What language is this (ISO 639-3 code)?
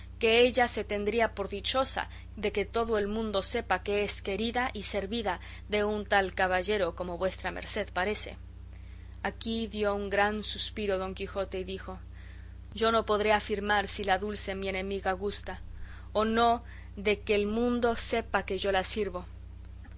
spa